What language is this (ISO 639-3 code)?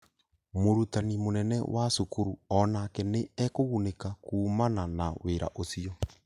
kik